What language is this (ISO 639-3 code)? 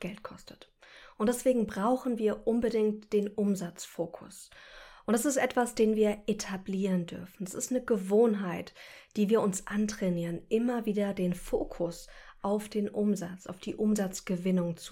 deu